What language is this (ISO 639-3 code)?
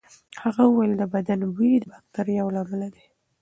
pus